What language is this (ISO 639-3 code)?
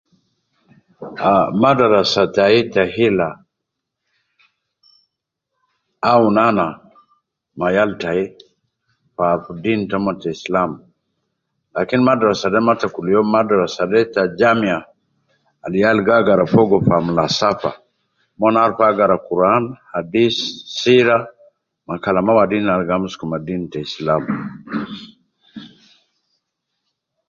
kcn